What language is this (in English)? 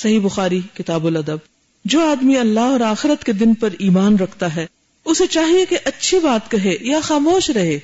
Urdu